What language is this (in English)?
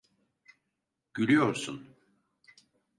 Turkish